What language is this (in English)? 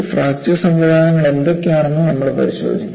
Malayalam